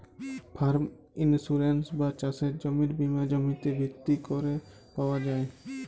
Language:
Bangla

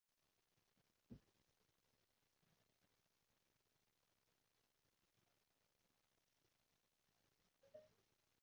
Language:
Cantonese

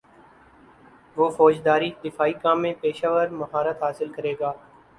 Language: Urdu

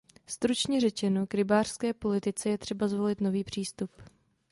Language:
Czech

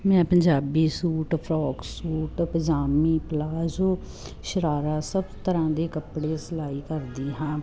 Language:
Punjabi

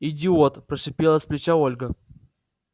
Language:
Russian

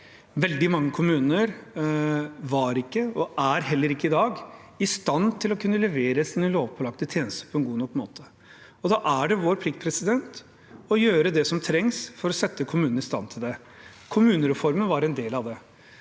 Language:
Norwegian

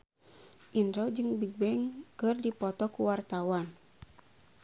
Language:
Sundanese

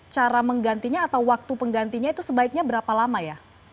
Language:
Indonesian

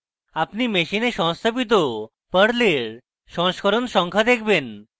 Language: Bangla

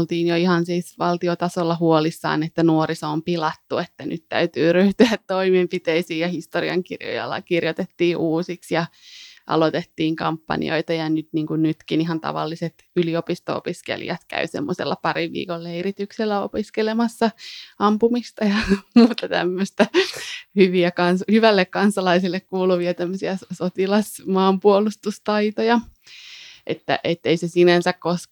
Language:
Finnish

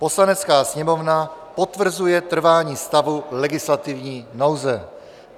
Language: Czech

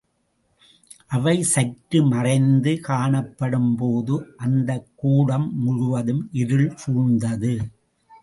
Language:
Tamil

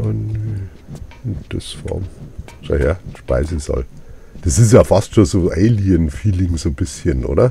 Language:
German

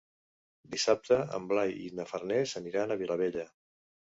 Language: Catalan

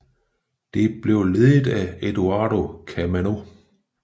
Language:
Danish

